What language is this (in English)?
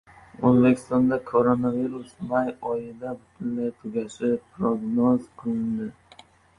Uzbek